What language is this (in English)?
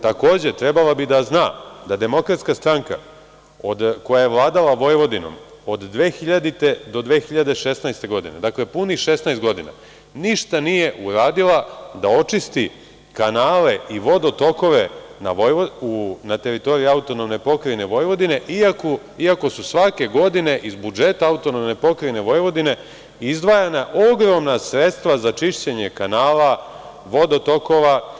Serbian